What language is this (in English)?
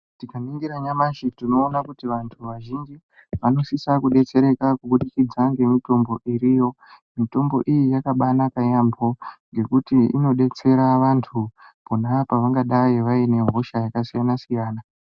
Ndau